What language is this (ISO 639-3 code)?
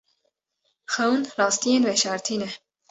kur